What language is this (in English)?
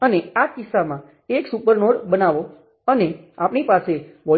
Gujarati